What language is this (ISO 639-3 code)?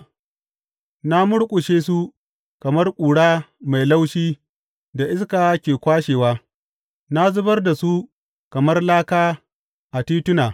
hau